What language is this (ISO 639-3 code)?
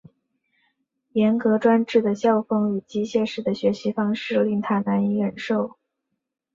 zho